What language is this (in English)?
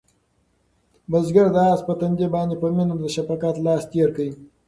Pashto